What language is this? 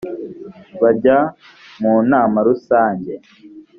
Kinyarwanda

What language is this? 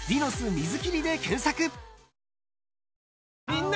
Japanese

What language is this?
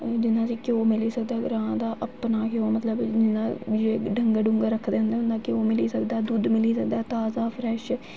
Dogri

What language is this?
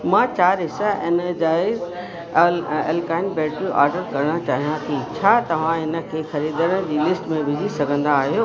Sindhi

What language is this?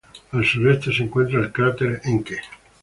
Spanish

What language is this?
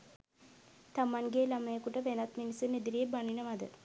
Sinhala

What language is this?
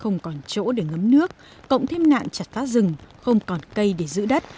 Vietnamese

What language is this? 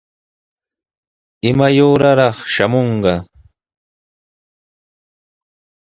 Sihuas Ancash Quechua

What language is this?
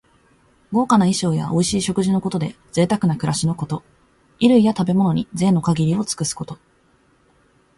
Japanese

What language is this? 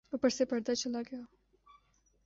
Urdu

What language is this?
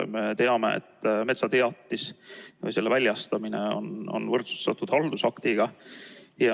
Estonian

